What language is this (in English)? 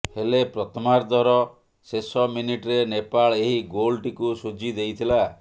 Odia